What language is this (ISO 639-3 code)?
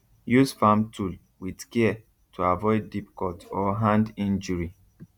pcm